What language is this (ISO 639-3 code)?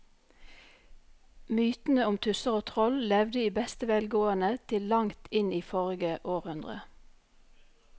nor